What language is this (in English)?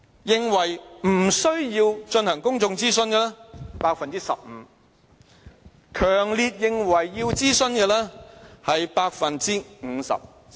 Cantonese